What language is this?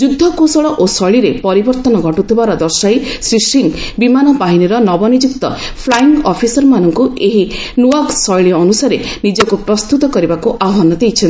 Odia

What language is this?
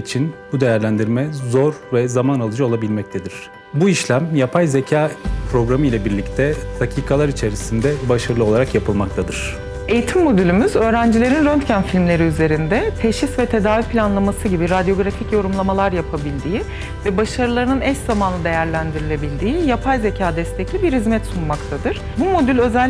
Turkish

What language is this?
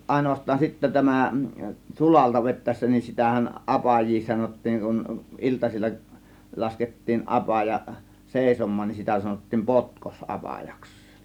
Finnish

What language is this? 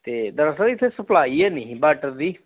Punjabi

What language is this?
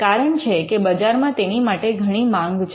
Gujarati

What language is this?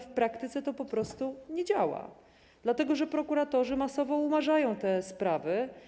Polish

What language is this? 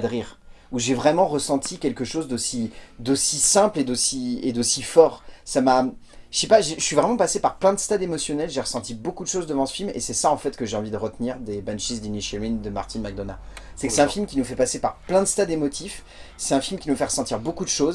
French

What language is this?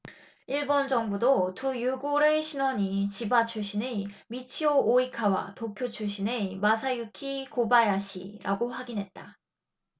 Korean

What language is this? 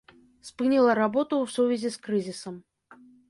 Belarusian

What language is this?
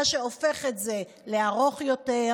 Hebrew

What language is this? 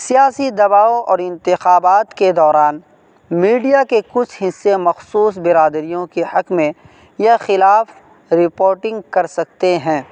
Urdu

